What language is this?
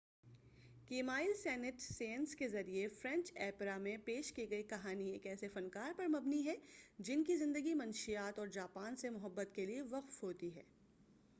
Urdu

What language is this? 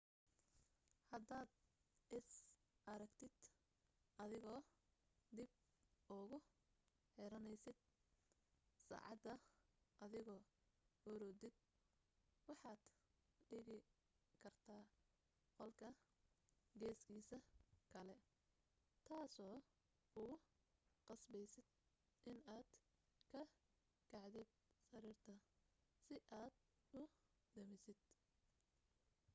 Somali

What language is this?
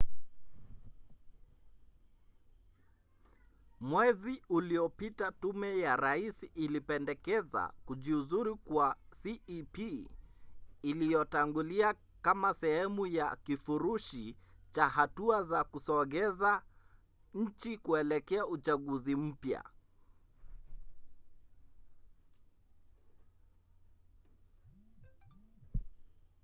Swahili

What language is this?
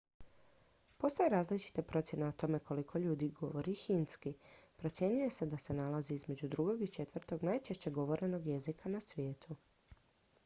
Croatian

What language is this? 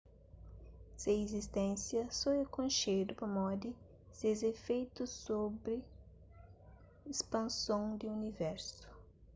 Kabuverdianu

